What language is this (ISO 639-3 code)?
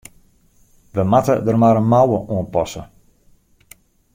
fry